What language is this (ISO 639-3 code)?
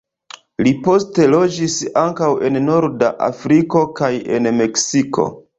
epo